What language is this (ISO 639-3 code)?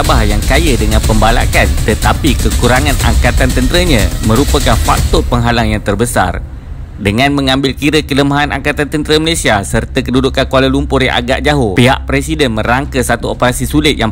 msa